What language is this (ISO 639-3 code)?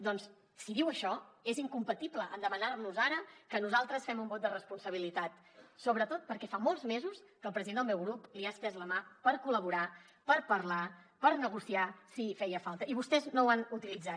cat